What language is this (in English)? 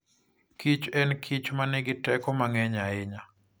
Luo (Kenya and Tanzania)